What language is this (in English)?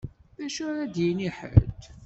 Kabyle